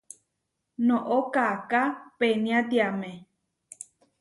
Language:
Huarijio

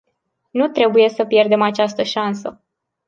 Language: Romanian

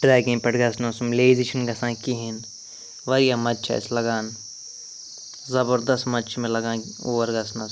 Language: Kashmiri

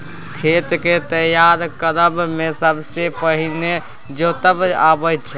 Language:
Maithili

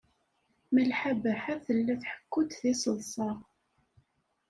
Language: Kabyle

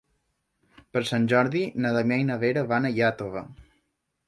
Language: Catalan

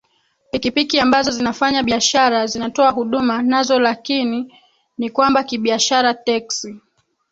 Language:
Swahili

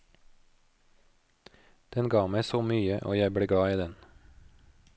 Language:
Norwegian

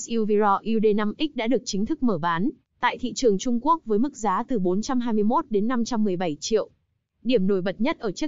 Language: Vietnamese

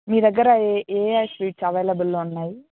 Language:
Telugu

